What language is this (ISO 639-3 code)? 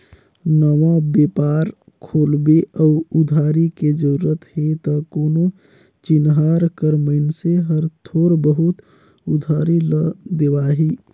hne